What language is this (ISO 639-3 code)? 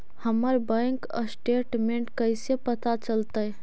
mag